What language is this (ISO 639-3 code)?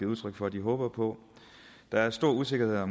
dan